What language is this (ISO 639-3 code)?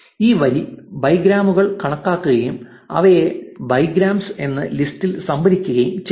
mal